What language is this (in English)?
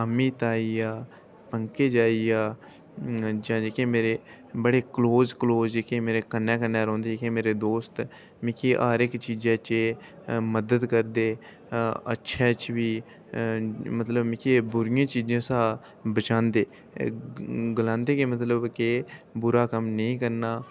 Dogri